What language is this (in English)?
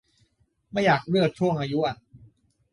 Thai